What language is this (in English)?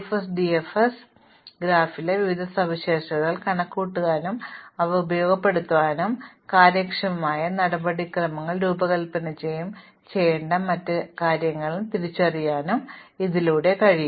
Malayalam